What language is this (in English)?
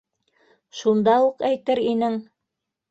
Bashkir